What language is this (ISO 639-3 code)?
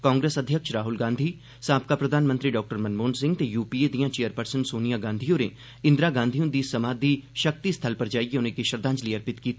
doi